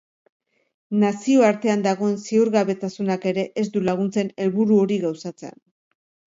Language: Basque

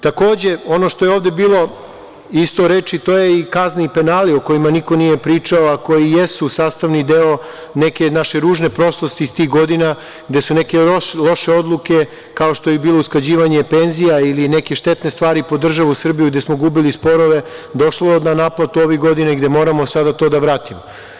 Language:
Serbian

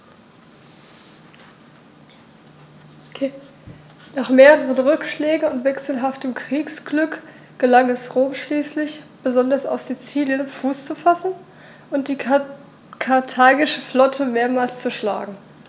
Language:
German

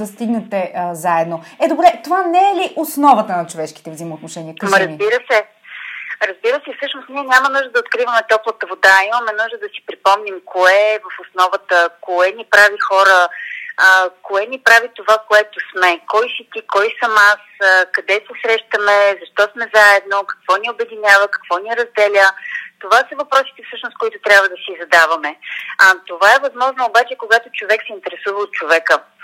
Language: Bulgarian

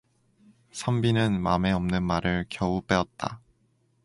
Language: Korean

